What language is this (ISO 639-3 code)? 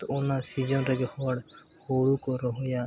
sat